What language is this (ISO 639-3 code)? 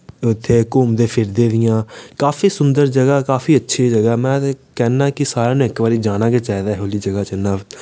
doi